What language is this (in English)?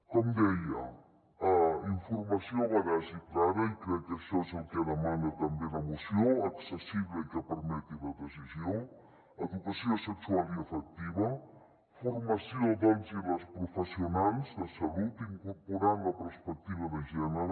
Catalan